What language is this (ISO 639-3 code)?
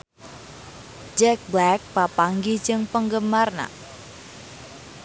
sun